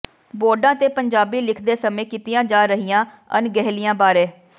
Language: Punjabi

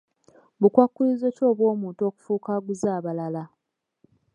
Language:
Ganda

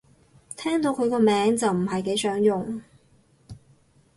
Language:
Cantonese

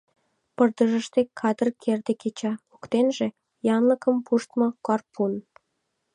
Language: Mari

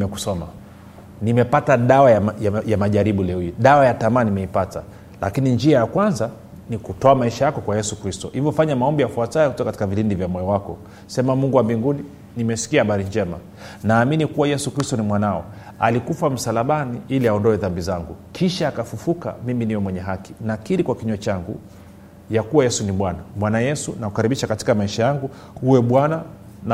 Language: Swahili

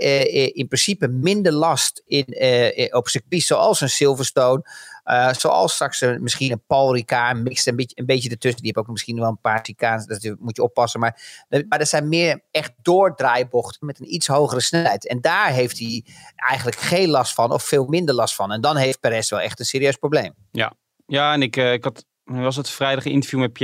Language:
Dutch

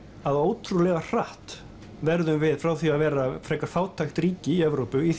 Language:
Icelandic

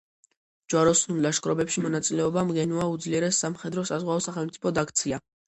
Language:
Georgian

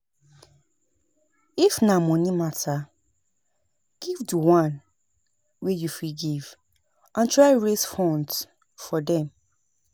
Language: Nigerian Pidgin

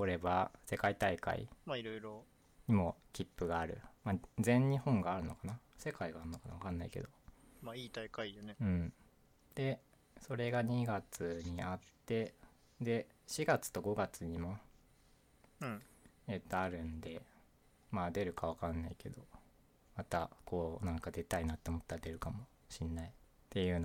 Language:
Japanese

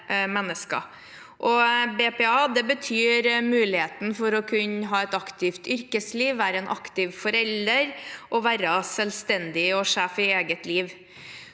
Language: Norwegian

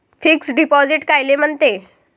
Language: Marathi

